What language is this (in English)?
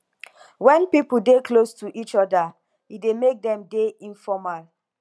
Nigerian Pidgin